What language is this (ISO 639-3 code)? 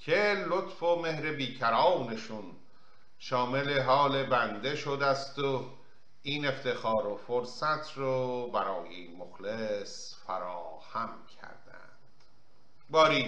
fas